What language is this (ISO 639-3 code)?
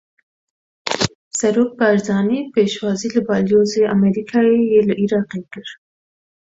kur